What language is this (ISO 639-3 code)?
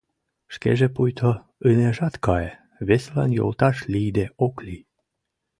chm